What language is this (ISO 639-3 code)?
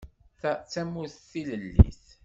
kab